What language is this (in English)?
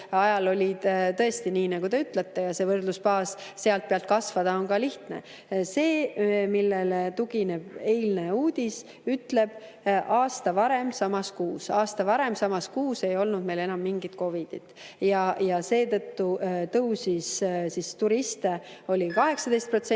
Estonian